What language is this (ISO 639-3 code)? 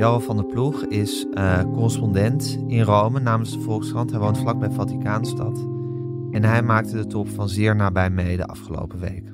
nld